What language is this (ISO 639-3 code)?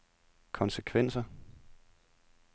dan